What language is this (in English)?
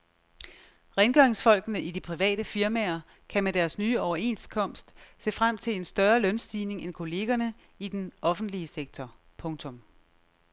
Danish